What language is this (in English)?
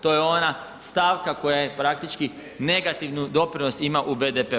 Croatian